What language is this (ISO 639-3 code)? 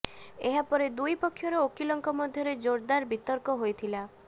ori